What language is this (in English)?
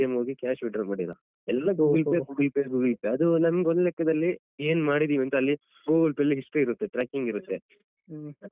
Kannada